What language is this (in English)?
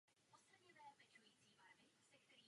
Czech